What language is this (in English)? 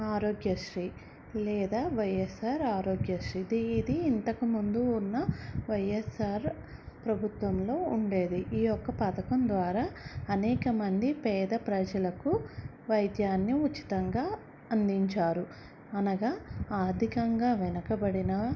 Telugu